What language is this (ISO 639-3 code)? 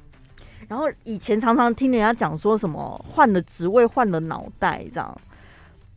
zho